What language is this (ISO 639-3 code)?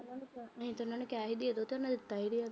pan